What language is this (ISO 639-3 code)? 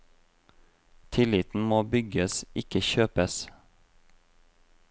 nor